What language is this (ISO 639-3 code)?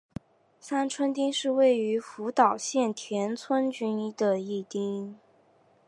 zho